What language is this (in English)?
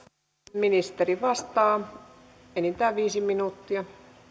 Finnish